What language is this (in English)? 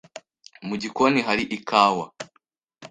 Kinyarwanda